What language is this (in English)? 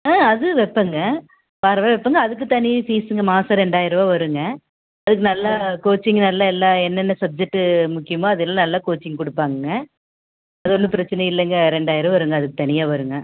Tamil